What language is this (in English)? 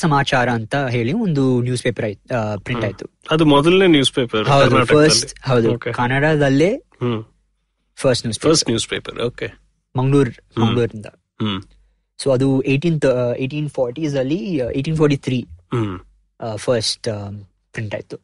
Kannada